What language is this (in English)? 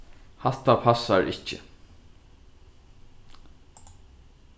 Faroese